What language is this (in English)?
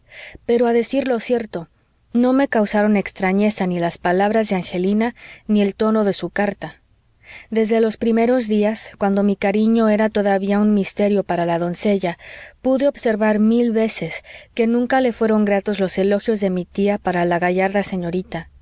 Spanish